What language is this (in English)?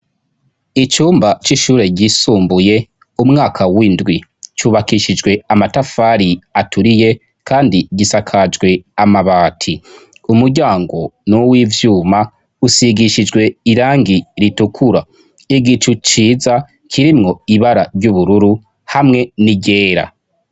Rundi